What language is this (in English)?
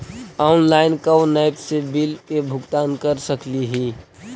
Magahi